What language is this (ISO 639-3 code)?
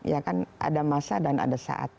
ind